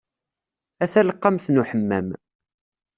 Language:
Kabyle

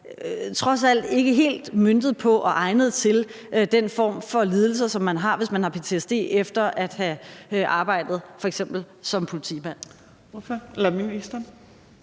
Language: Danish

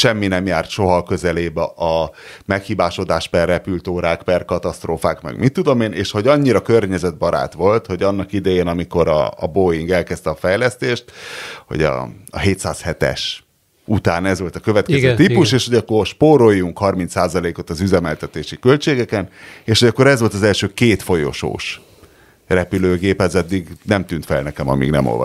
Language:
Hungarian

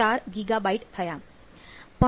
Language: Gujarati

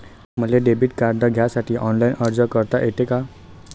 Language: Marathi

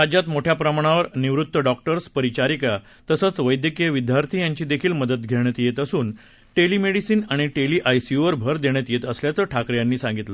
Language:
Marathi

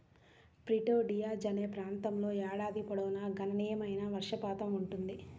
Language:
Telugu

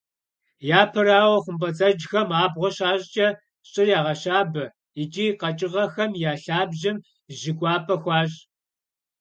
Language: Kabardian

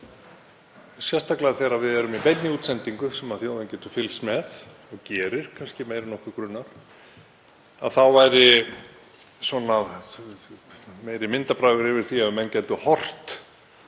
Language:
Icelandic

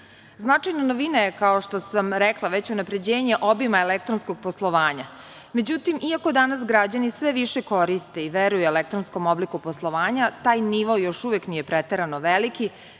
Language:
Serbian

